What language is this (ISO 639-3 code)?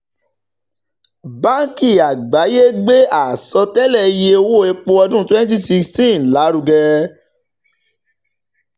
yor